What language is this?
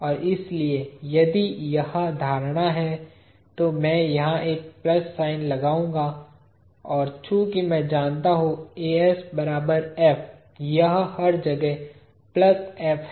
Hindi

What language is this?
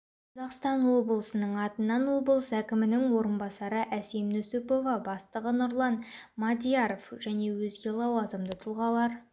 Kazakh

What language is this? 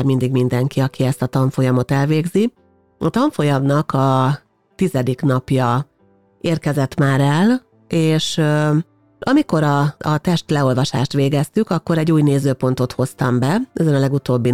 Hungarian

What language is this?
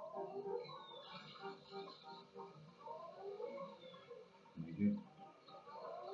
French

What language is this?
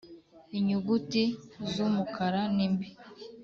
Kinyarwanda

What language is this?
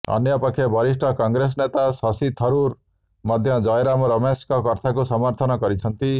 Odia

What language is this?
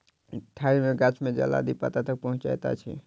Maithili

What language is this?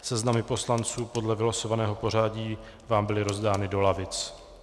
Czech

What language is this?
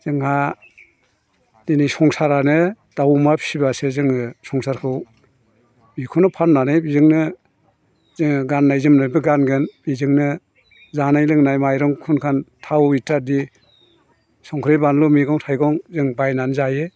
Bodo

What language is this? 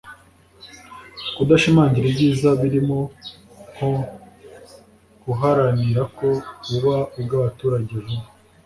Kinyarwanda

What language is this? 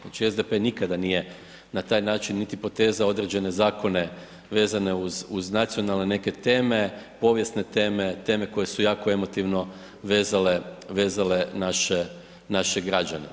Croatian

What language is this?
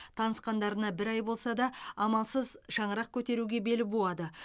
Kazakh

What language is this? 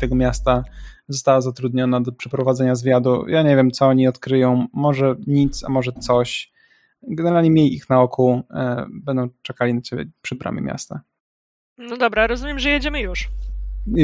Polish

